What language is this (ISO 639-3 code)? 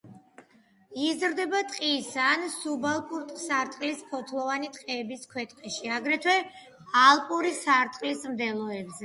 kat